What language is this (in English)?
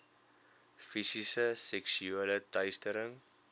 Afrikaans